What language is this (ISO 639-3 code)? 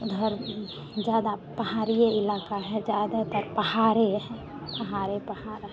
hin